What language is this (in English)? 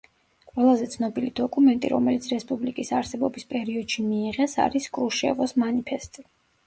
Georgian